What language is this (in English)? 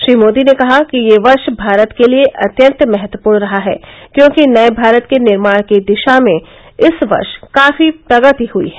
Hindi